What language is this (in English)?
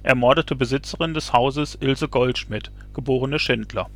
German